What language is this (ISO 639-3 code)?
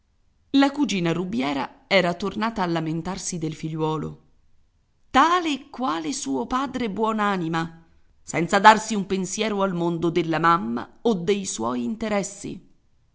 ita